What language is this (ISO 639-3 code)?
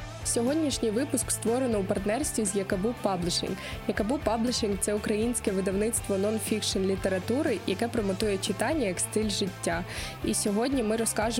ukr